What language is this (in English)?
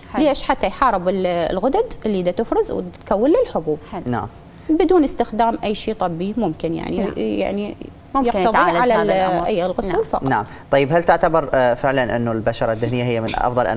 Arabic